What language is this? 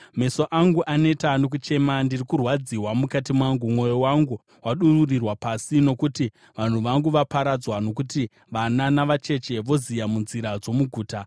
Shona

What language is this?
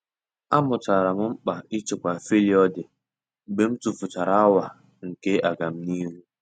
Igbo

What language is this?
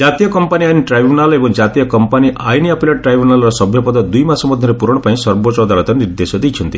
Odia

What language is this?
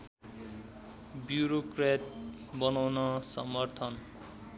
Nepali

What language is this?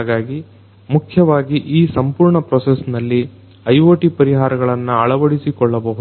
Kannada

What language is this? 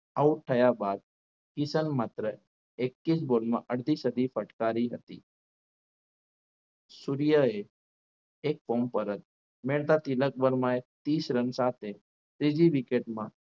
Gujarati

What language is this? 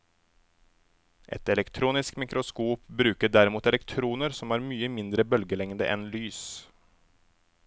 Norwegian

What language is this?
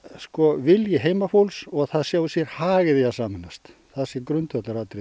Icelandic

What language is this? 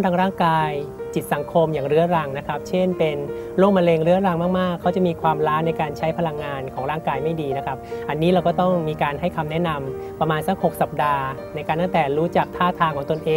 Thai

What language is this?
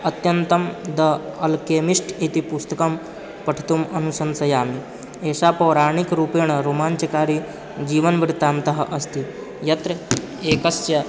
Sanskrit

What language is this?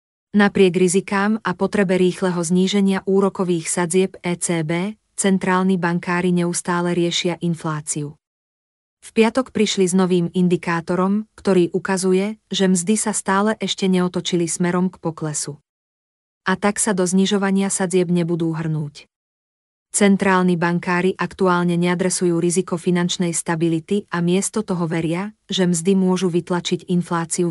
Slovak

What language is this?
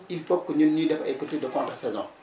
Wolof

